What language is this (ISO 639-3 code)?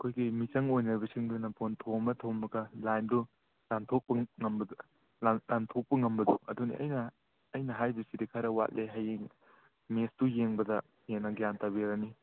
mni